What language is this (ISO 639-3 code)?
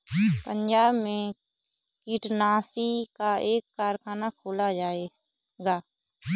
hin